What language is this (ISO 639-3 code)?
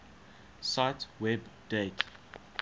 eng